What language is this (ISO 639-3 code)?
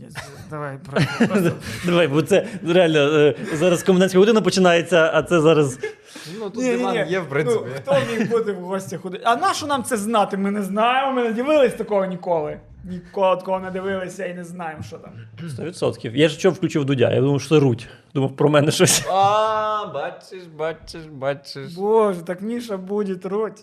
ukr